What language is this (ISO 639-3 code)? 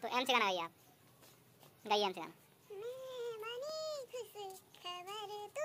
ind